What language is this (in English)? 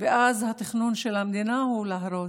Hebrew